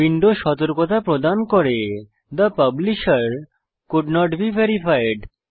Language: Bangla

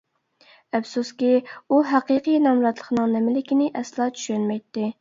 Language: Uyghur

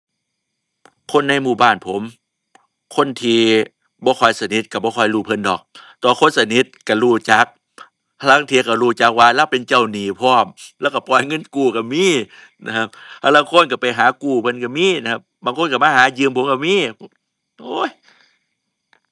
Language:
Thai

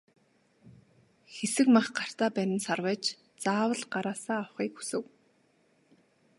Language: Mongolian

